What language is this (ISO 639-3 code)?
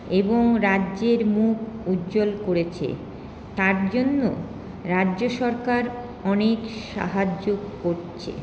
ben